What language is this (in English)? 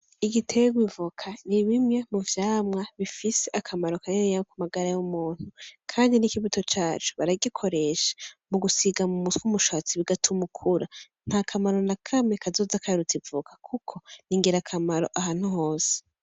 Rundi